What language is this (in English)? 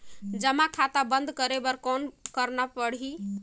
Chhattisgarhi